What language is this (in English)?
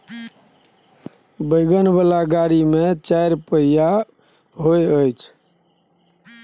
Maithili